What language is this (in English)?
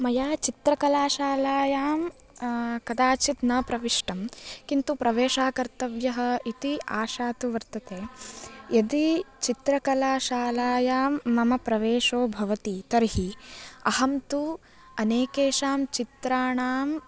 Sanskrit